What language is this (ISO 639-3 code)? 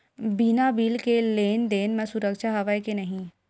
hne